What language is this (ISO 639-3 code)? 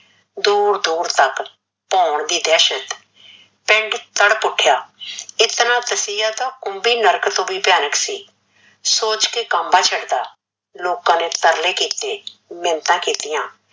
pan